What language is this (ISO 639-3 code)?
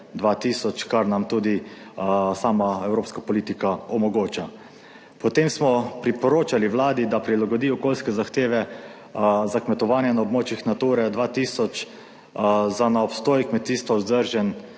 slv